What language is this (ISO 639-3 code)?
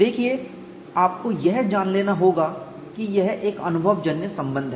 hin